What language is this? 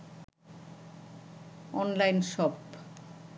Bangla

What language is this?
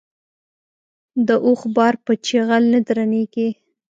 Pashto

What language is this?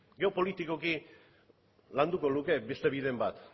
Basque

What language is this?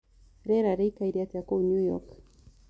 Kikuyu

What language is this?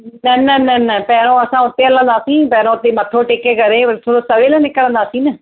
Sindhi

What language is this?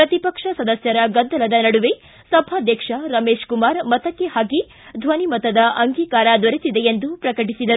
Kannada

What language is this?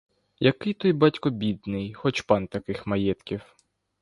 Ukrainian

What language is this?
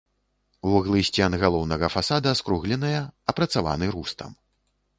Belarusian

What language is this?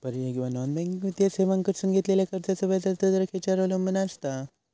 Marathi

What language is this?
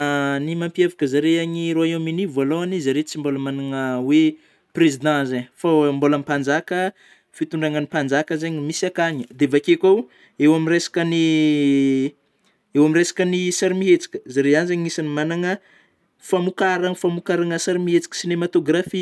Northern Betsimisaraka Malagasy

